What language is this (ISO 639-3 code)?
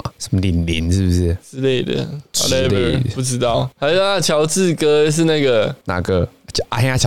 zho